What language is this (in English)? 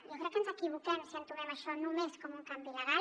Catalan